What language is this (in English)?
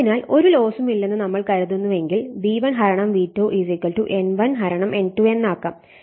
Malayalam